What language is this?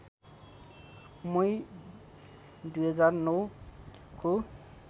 Nepali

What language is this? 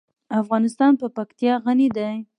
Pashto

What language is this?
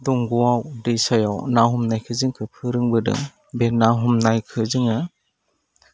Bodo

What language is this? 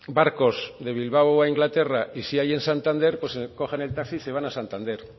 Spanish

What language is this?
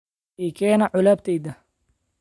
Somali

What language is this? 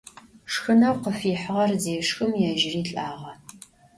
Adyghe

